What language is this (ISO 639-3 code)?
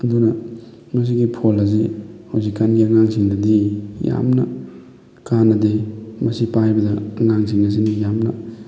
mni